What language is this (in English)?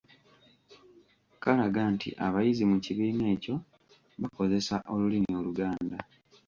Ganda